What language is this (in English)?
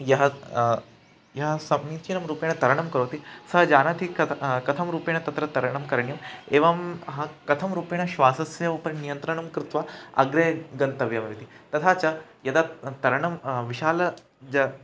Sanskrit